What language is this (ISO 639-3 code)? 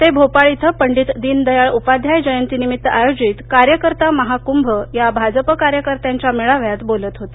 mar